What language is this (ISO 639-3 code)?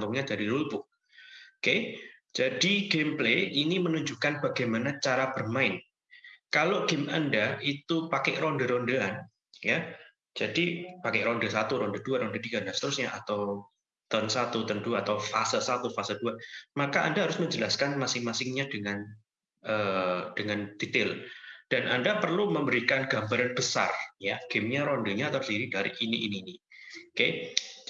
ind